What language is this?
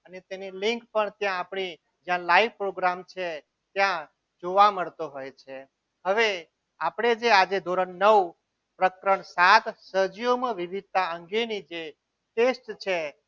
Gujarati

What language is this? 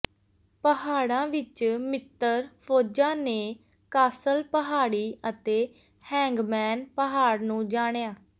Punjabi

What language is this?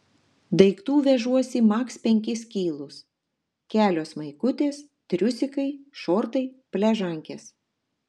Lithuanian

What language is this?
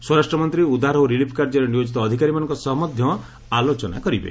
Odia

